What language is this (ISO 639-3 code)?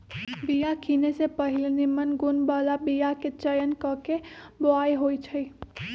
mag